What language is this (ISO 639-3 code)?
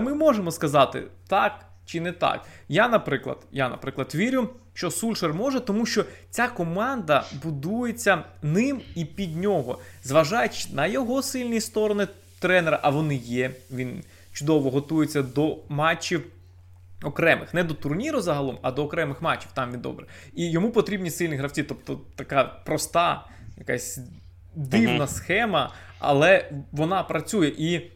ukr